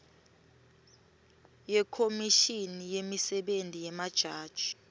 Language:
Swati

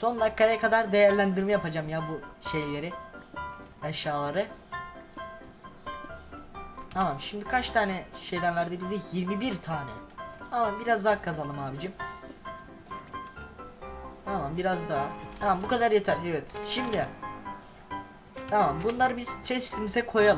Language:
Turkish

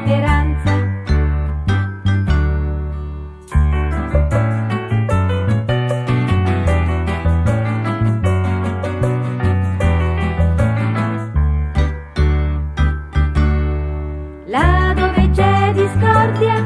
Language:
Italian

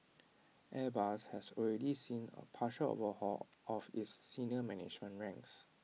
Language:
English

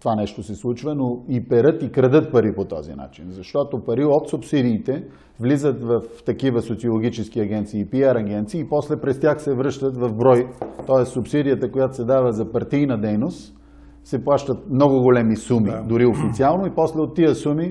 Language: Bulgarian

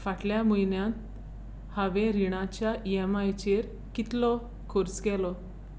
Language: Konkani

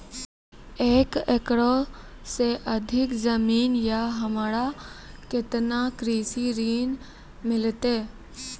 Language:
Maithili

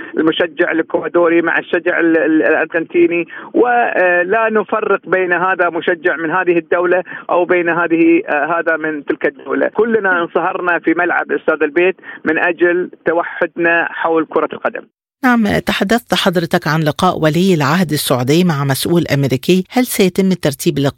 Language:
Arabic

